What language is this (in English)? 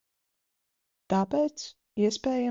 Latvian